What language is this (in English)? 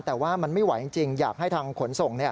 Thai